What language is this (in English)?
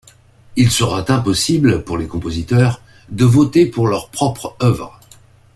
French